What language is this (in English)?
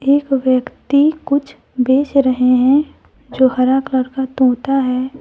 Hindi